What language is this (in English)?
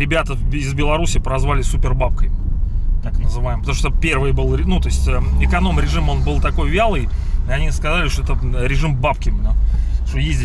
Russian